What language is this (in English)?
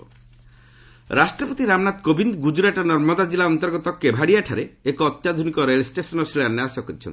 Odia